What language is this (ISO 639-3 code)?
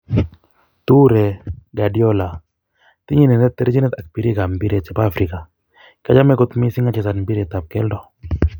kln